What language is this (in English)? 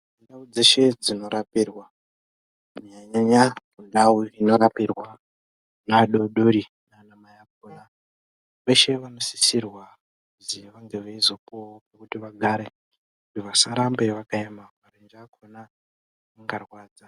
Ndau